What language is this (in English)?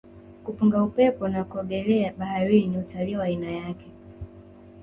Swahili